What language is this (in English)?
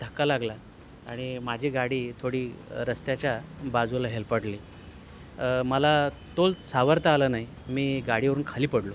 Marathi